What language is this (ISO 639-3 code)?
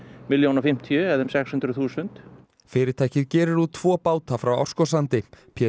isl